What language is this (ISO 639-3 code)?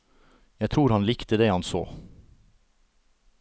nor